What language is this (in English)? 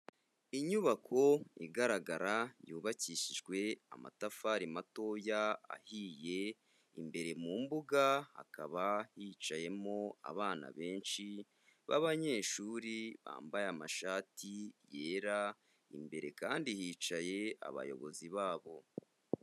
Kinyarwanda